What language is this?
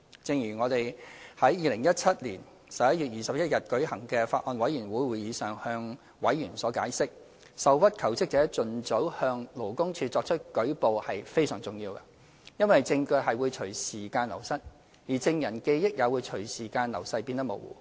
Cantonese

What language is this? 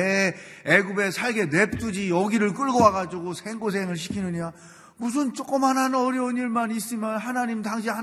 Korean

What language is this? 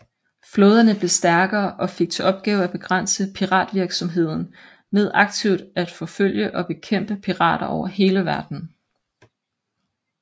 Danish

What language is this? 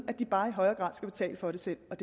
Danish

